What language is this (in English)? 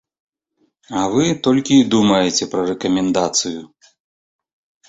Belarusian